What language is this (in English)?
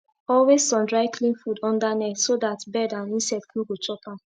Nigerian Pidgin